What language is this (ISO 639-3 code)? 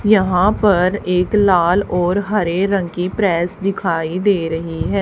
hin